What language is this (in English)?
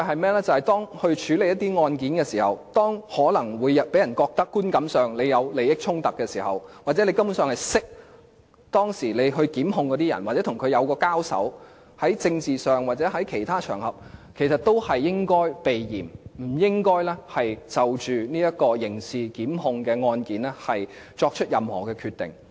Cantonese